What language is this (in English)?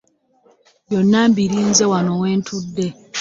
Ganda